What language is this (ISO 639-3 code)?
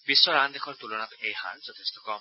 asm